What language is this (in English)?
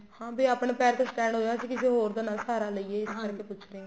Punjabi